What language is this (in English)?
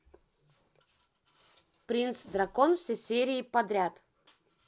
Russian